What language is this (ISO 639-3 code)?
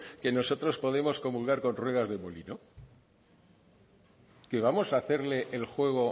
spa